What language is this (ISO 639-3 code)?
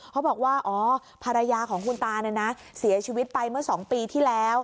tha